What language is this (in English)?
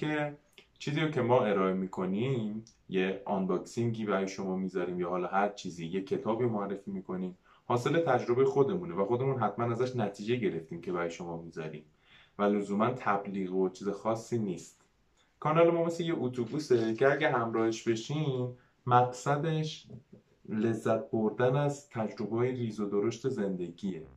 Persian